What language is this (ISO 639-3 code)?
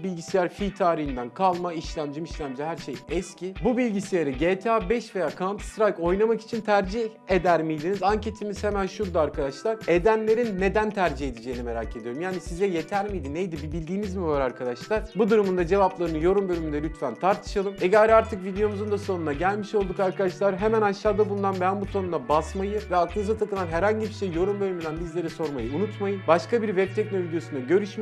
tur